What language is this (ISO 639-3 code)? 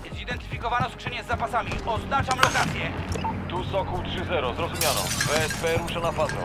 pol